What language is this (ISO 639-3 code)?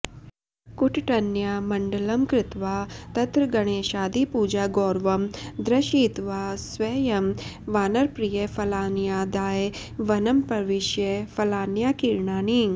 san